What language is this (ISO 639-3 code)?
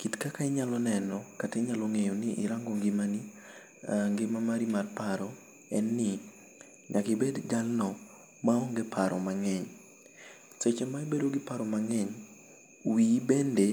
luo